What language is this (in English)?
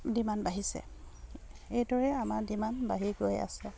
Assamese